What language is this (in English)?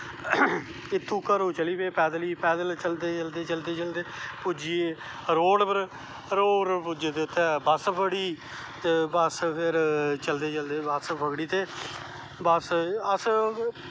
Dogri